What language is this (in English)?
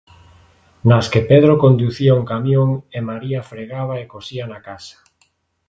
Galician